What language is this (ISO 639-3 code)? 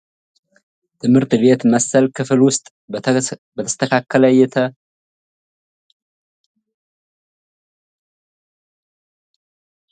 amh